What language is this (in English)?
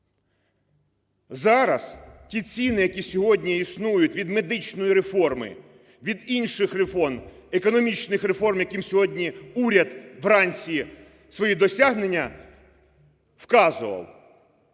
Ukrainian